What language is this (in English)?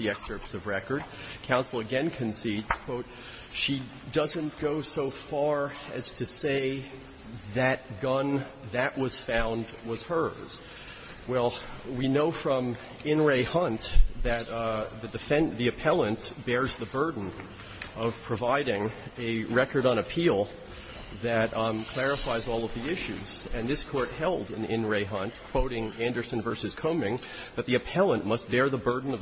English